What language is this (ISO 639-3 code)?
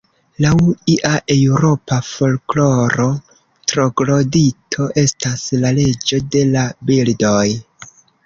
epo